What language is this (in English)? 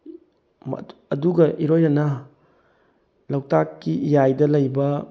Manipuri